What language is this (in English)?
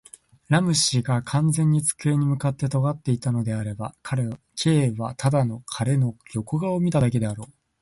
Japanese